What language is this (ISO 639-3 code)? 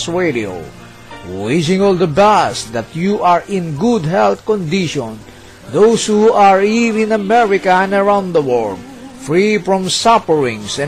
fil